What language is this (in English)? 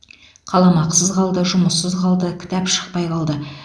Kazakh